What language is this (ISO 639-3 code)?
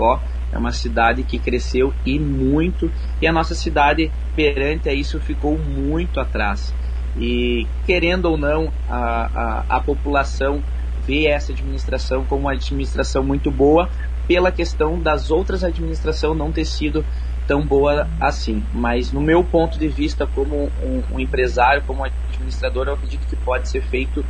por